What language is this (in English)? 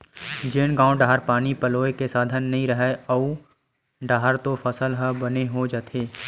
Chhattisgarhi